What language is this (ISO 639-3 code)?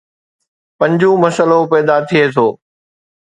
snd